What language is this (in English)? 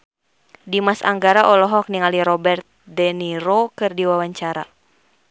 Sundanese